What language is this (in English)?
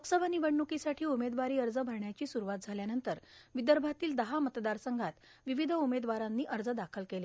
Marathi